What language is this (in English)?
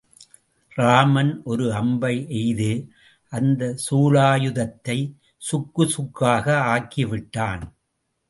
Tamil